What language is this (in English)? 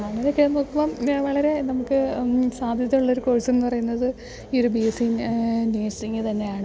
Malayalam